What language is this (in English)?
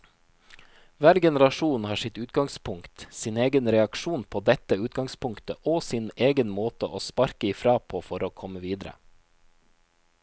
Norwegian